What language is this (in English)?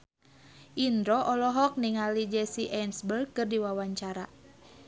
Sundanese